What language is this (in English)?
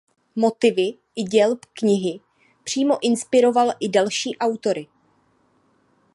Czech